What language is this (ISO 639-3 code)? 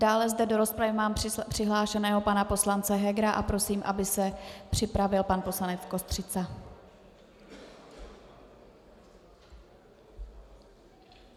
ces